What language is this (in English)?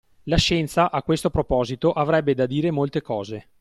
Italian